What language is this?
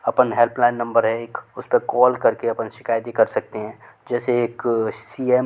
Hindi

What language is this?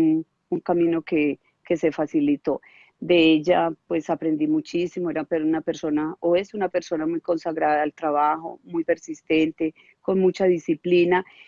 Spanish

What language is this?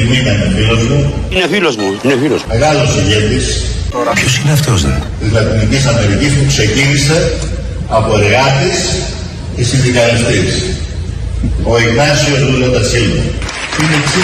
Greek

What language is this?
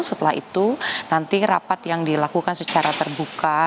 Indonesian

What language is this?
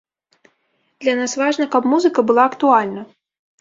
Belarusian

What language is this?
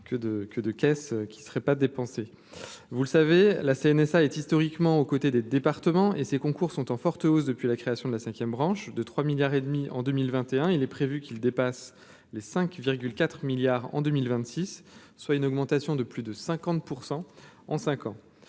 French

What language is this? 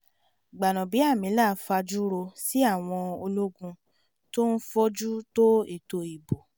Yoruba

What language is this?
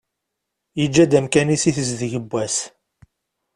Kabyle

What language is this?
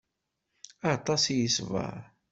Kabyle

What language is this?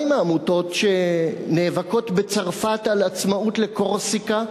Hebrew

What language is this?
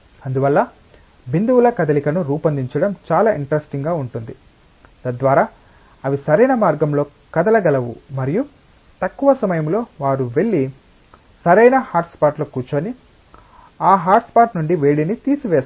Telugu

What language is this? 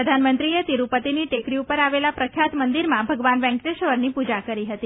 Gujarati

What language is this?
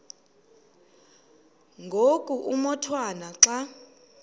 Xhosa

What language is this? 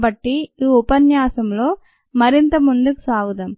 Telugu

